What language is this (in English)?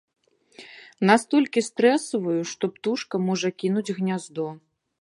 Belarusian